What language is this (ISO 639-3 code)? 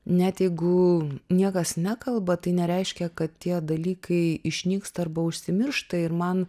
lit